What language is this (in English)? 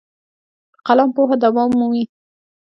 Pashto